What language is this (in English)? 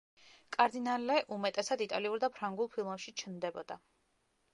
Georgian